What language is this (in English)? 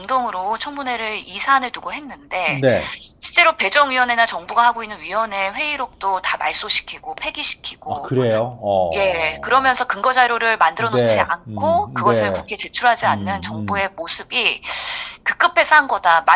Korean